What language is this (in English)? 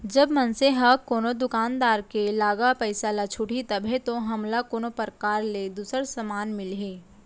Chhattisgarhi